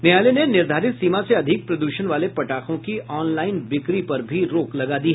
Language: Hindi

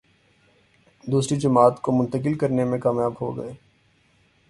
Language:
Urdu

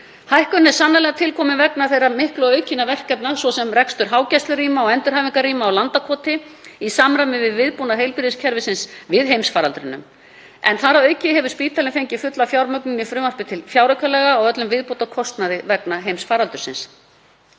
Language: Icelandic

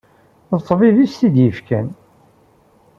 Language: Kabyle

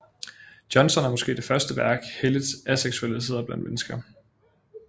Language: Danish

